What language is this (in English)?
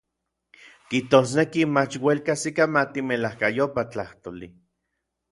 Orizaba Nahuatl